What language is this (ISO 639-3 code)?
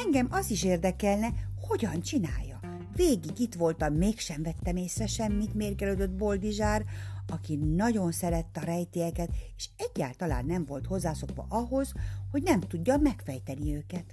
hun